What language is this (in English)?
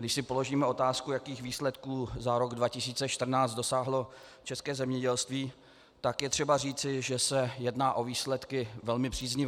Czech